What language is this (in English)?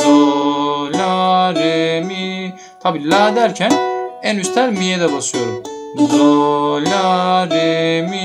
Turkish